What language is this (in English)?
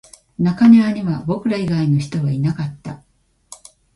Japanese